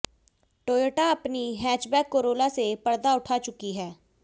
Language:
Hindi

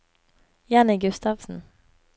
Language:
Norwegian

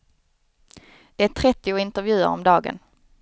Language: Swedish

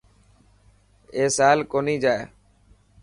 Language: Dhatki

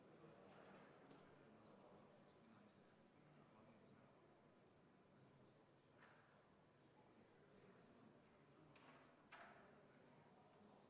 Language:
Estonian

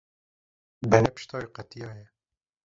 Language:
Kurdish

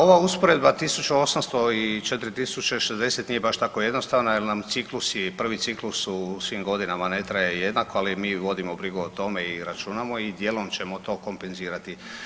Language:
Croatian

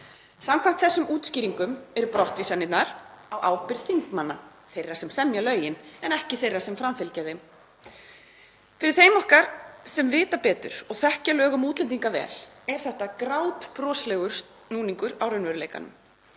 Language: Icelandic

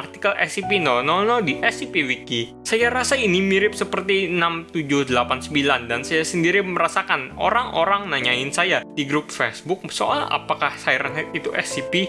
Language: Indonesian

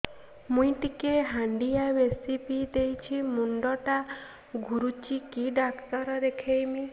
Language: Odia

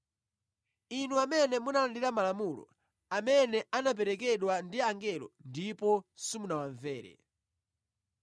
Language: Nyanja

